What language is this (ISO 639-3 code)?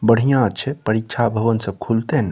mai